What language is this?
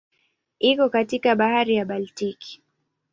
Swahili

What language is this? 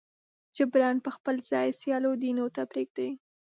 Pashto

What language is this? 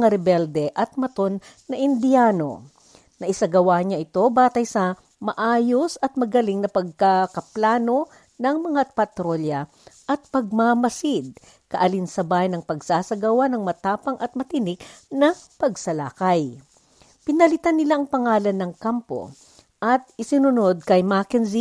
Filipino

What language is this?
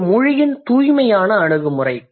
Tamil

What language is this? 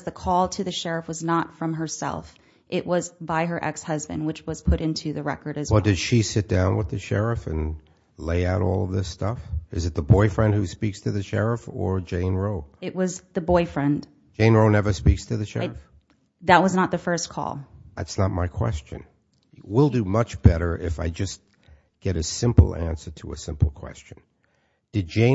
English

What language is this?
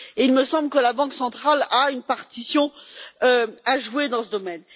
French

